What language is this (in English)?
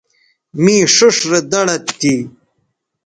Bateri